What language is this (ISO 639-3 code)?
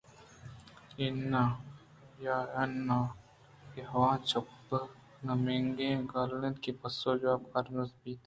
bgp